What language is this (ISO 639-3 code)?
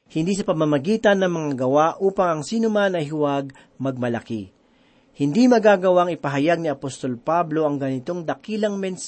fil